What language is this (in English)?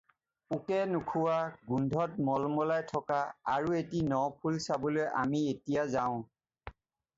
Assamese